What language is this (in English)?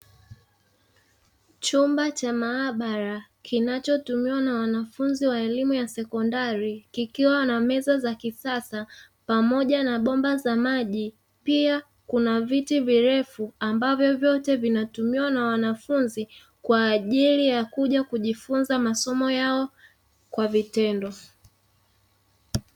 Swahili